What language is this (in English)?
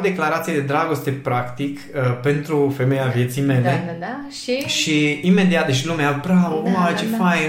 Romanian